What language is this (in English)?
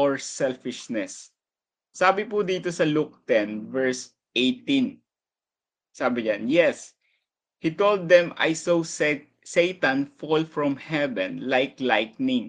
Filipino